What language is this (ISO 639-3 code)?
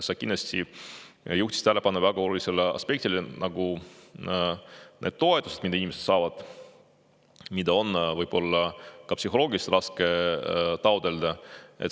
est